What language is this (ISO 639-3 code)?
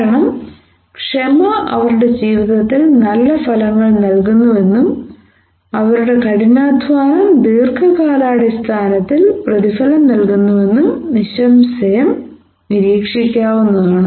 mal